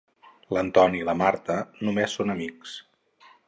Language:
Catalan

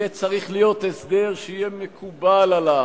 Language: Hebrew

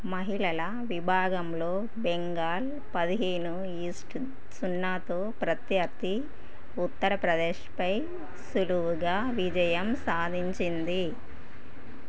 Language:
Telugu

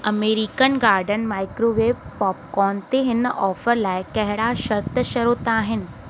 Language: Sindhi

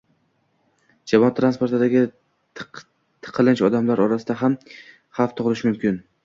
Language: Uzbek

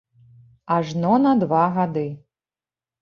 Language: Belarusian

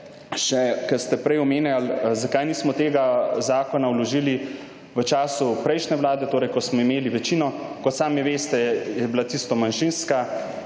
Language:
Slovenian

